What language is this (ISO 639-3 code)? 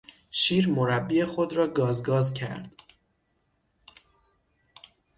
fas